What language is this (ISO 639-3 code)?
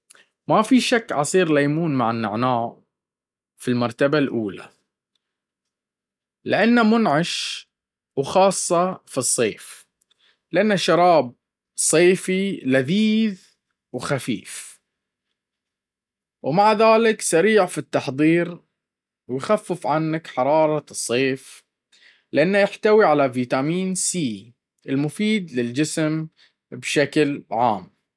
abv